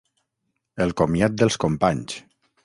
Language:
Catalan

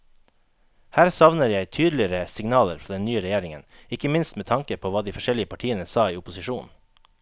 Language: Norwegian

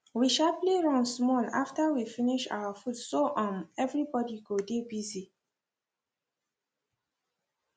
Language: Nigerian Pidgin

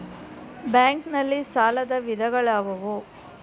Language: Kannada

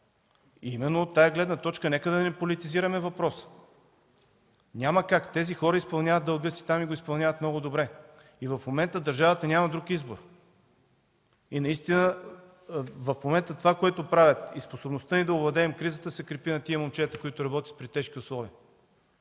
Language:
Bulgarian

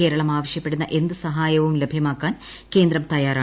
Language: Malayalam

